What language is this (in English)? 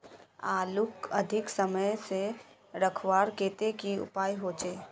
Magahi